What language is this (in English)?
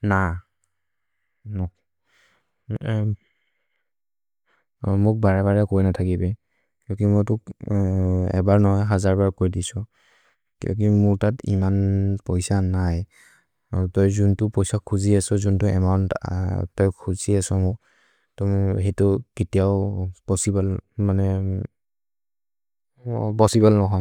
Maria (India)